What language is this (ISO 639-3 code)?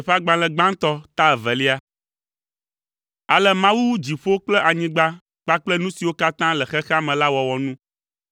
ewe